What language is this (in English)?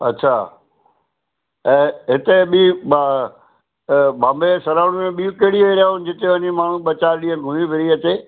Sindhi